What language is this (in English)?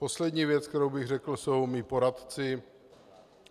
Czech